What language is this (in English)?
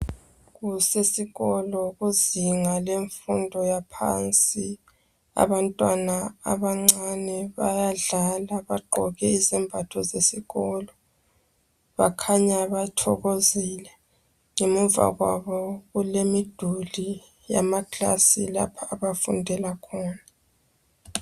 North Ndebele